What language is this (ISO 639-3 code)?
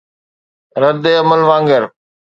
snd